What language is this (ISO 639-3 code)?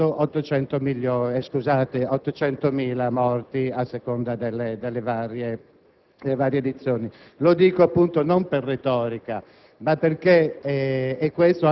ita